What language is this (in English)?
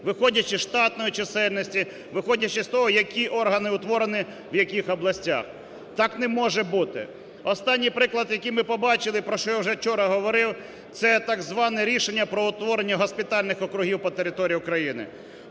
Ukrainian